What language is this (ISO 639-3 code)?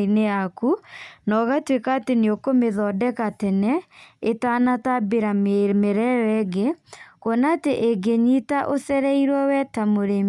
kik